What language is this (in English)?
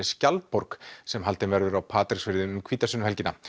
Icelandic